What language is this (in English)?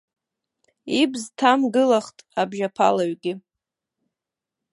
Abkhazian